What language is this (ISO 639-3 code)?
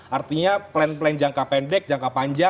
ind